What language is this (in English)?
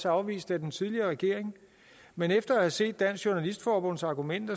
Danish